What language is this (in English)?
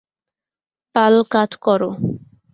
Bangla